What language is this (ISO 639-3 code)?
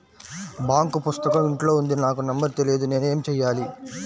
tel